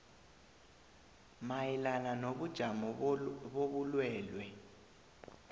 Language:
South Ndebele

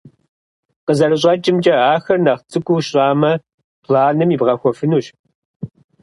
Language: Kabardian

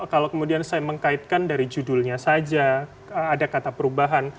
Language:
Indonesian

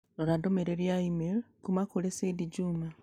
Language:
Kikuyu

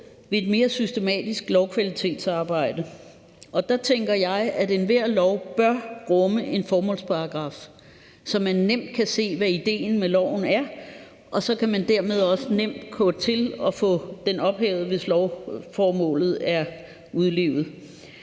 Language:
Danish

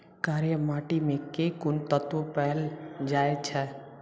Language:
Maithili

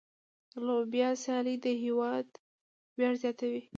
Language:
Pashto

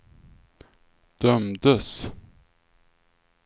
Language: Swedish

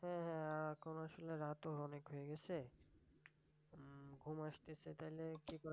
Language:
Bangla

